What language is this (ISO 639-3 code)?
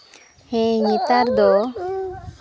sat